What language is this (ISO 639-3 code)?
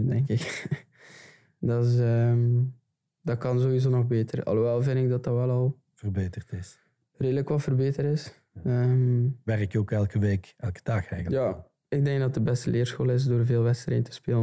nld